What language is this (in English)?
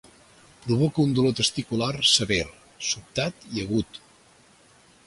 Catalan